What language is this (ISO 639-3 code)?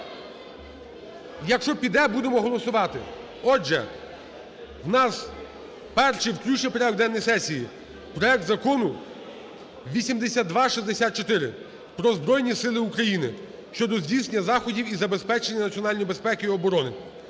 ukr